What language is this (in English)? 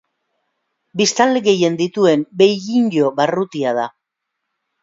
Basque